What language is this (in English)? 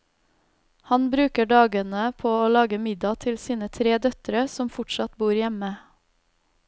Norwegian